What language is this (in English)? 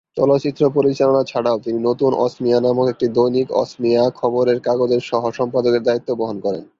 Bangla